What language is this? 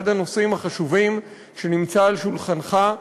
Hebrew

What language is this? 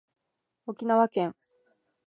Japanese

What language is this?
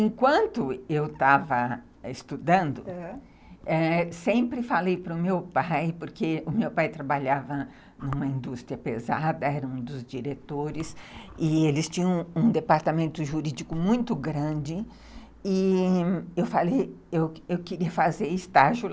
Portuguese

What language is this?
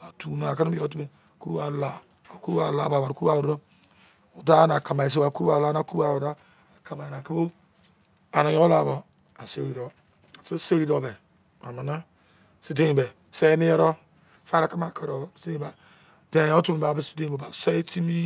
Izon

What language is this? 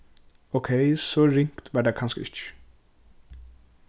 Faroese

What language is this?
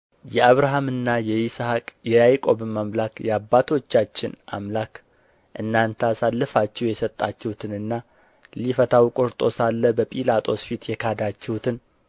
Amharic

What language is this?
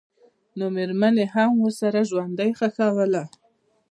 Pashto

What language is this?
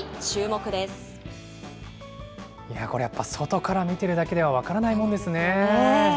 Japanese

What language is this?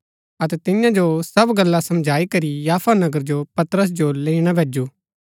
Gaddi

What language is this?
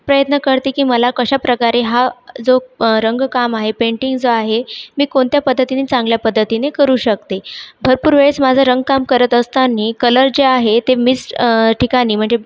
Marathi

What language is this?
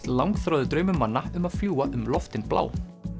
Icelandic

